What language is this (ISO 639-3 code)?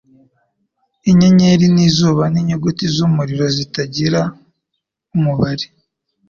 kin